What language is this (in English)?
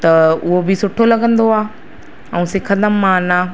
Sindhi